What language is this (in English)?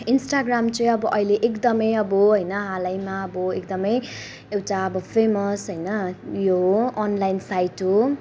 Nepali